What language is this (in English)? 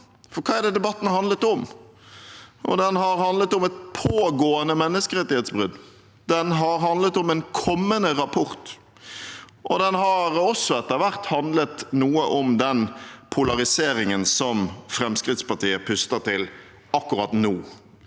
Norwegian